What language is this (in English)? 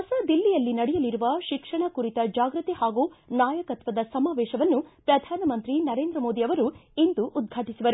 Kannada